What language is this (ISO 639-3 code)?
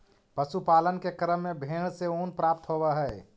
mag